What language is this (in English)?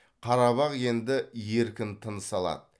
Kazakh